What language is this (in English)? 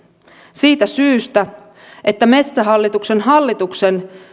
Finnish